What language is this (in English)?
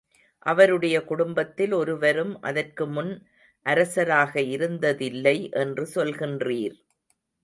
Tamil